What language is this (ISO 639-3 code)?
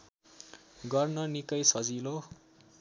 nep